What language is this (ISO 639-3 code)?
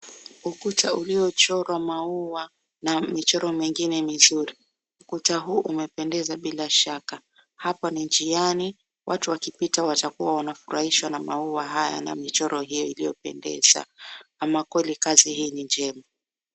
swa